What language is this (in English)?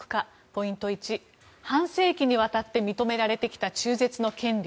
Japanese